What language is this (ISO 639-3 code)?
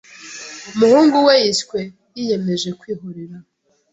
kin